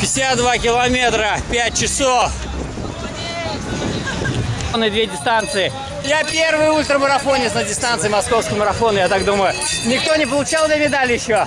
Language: Russian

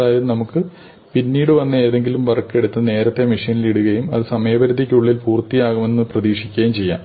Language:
Malayalam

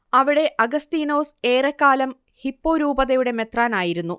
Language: Malayalam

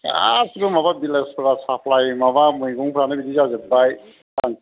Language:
Bodo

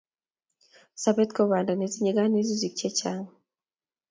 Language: Kalenjin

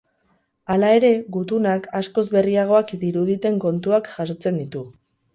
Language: Basque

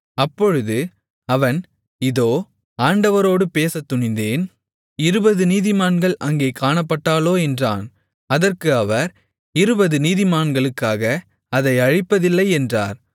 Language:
Tamil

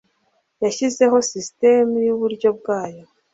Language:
Kinyarwanda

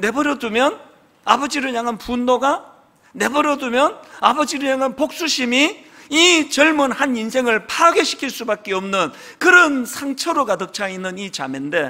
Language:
Korean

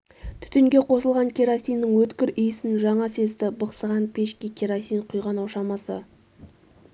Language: Kazakh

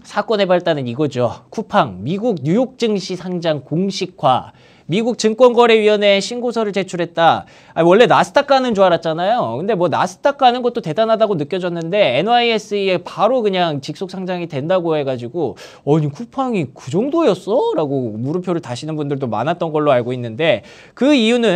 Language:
Korean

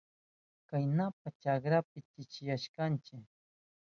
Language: Southern Pastaza Quechua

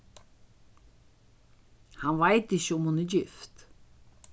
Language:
Faroese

